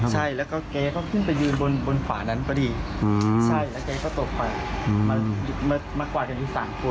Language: Thai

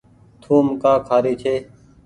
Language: Goaria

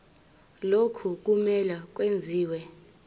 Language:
Zulu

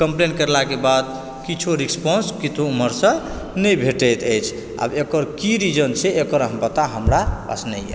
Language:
Maithili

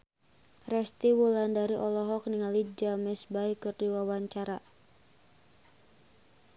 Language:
Sundanese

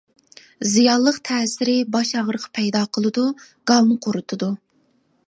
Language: Uyghur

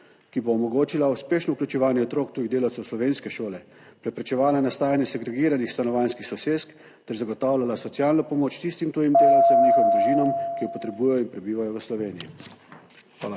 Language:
Slovenian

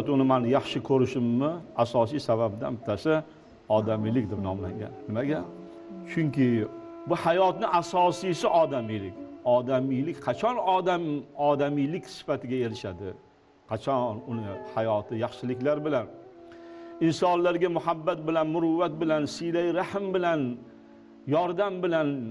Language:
Turkish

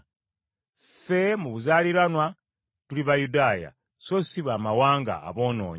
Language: Ganda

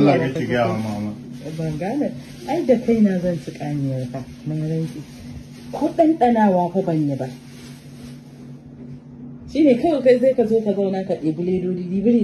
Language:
Arabic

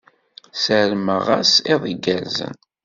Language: Kabyle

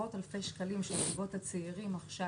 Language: Hebrew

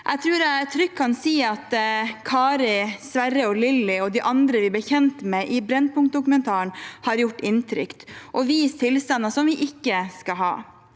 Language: Norwegian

